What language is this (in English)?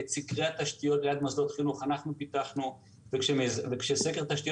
Hebrew